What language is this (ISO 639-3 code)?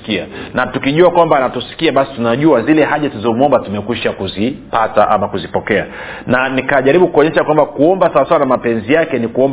swa